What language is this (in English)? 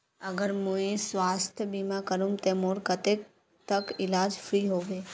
Magahi